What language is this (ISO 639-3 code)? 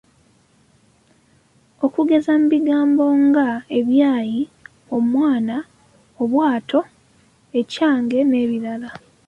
lug